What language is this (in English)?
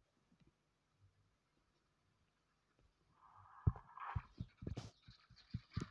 Russian